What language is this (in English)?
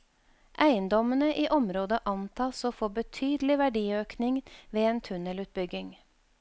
Norwegian